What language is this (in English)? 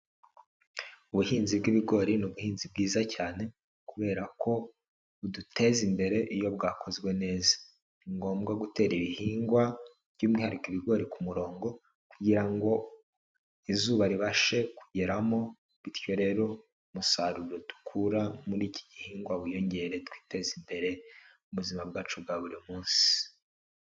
Kinyarwanda